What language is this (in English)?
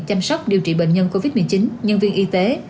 Vietnamese